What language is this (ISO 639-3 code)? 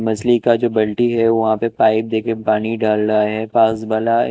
hin